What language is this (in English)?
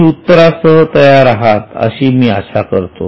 Marathi